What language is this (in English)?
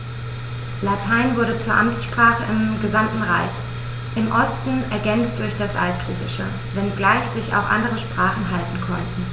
German